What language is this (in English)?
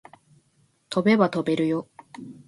Japanese